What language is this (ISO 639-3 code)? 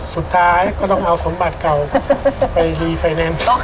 tha